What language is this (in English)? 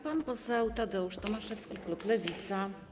Polish